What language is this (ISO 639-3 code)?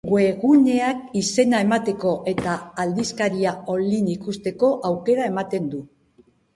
eus